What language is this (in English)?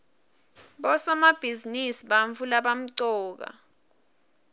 Swati